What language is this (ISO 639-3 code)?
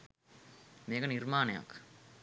sin